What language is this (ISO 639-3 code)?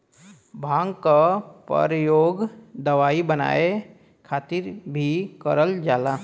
bho